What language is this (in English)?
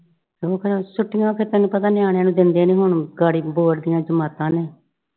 Punjabi